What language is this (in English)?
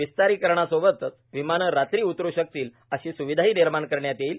Marathi